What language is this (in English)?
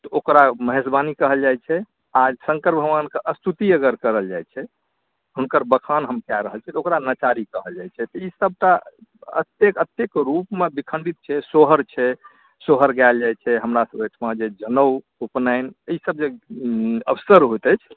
Maithili